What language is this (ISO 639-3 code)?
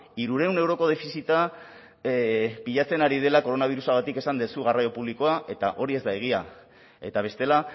eus